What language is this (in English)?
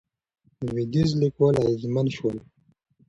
Pashto